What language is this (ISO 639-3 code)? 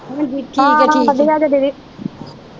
pan